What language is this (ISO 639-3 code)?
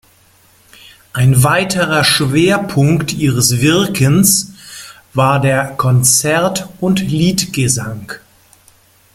deu